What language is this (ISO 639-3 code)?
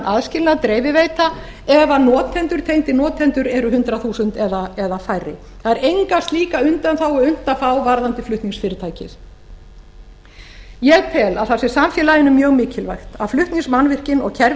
isl